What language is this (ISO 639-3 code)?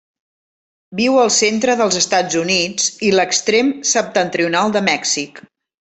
cat